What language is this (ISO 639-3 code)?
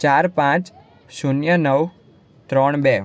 guj